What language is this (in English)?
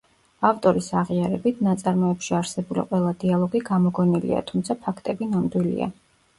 Georgian